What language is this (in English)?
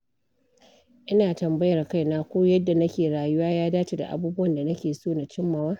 Hausa